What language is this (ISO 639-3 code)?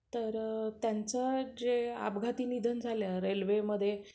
mar